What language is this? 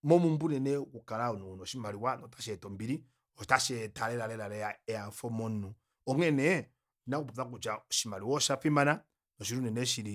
Kuanyama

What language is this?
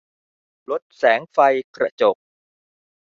Thai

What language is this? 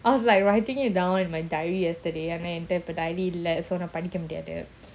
English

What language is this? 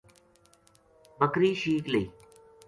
Gujari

